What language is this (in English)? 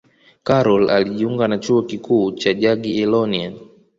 Swahili